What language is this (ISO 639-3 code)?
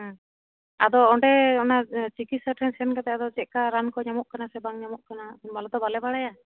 sat